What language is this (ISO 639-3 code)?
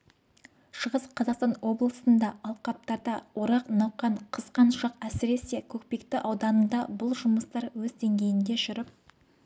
kaz